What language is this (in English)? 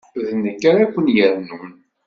Kabyle